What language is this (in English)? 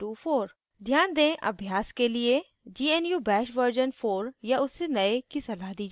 Hindi